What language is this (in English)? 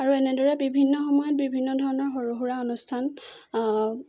Assamese